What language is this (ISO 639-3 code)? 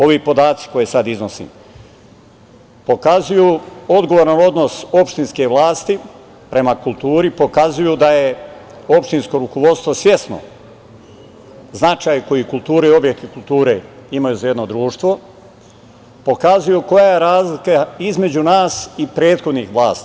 srp